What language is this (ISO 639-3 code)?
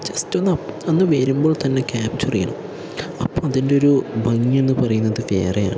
mal